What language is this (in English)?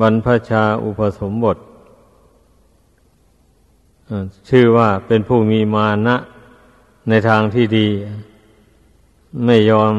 Thai